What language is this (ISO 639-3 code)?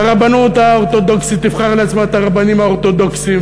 heb